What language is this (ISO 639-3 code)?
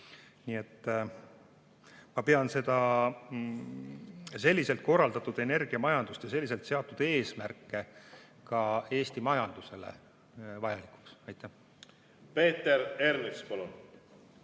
est